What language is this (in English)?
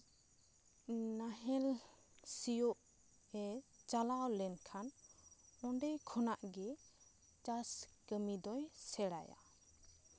Santali